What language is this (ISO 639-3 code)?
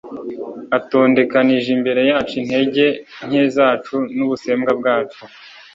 kin